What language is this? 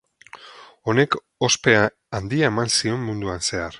Basque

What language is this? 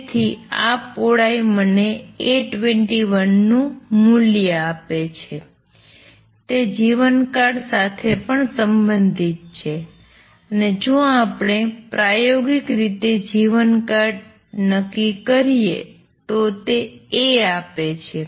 Gujarati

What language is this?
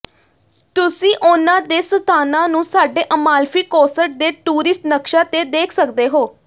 Punjabi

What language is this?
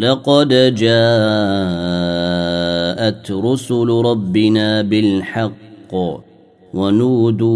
Arabic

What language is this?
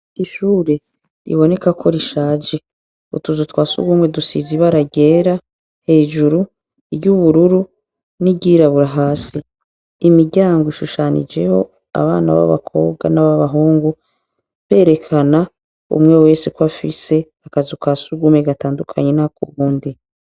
Rundi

